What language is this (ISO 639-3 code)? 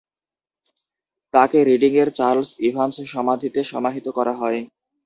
ben